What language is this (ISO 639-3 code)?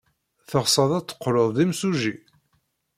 kab